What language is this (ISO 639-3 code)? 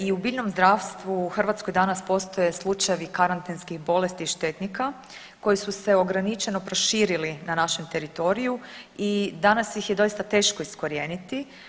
hrv